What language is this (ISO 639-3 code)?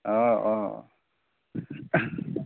asm